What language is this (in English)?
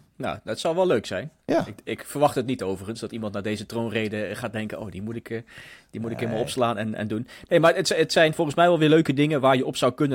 Dutch